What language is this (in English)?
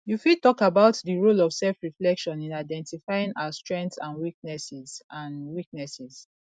Nigerian Pidgin